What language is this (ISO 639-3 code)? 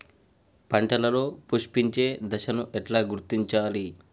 tel